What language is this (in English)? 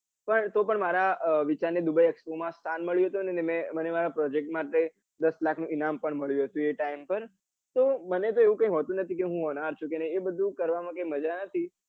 Gujarati